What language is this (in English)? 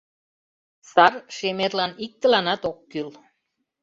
Mari